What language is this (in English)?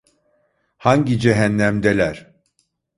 Turkish